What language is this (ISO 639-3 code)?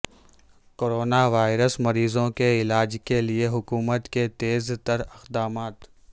urd